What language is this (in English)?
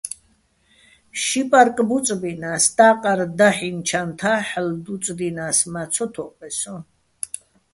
Bats